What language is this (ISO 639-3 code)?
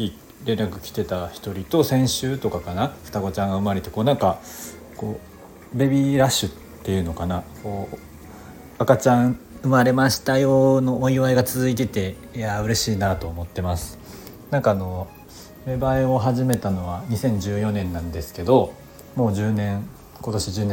jpn